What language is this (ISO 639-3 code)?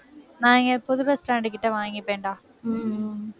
tam